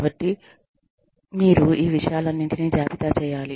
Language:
Telugu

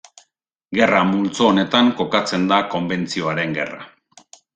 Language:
Basque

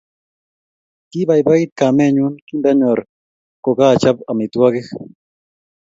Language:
Kalenjin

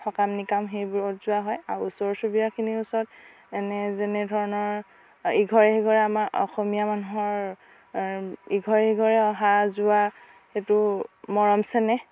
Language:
Assamese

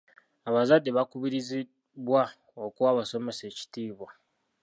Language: Ganda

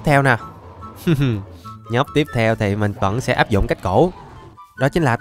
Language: Vietnamese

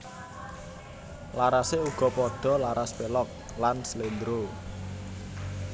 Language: Javanese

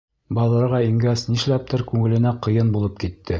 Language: Bashkir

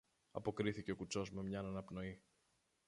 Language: Greek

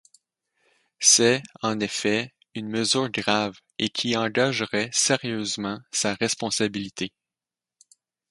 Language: French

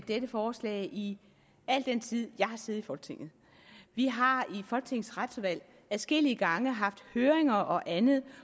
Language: Danish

